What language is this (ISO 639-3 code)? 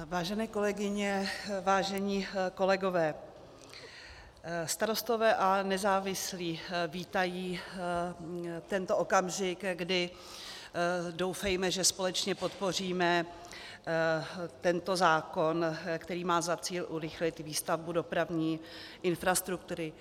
ces